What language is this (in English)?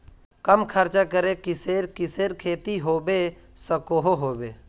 Magahi